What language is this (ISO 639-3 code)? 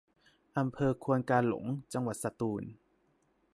tha